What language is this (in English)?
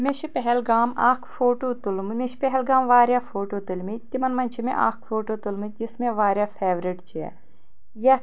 Kashmiri